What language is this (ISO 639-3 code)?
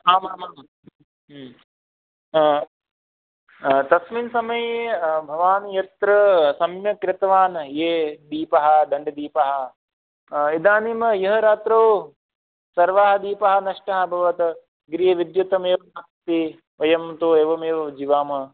san